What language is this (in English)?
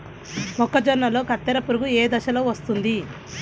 Telugu